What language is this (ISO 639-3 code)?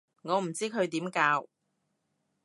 yue